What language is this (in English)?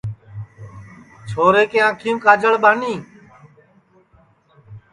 Sansi